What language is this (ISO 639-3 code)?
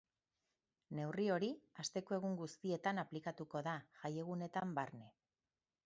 eus